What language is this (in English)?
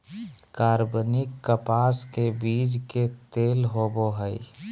Magahi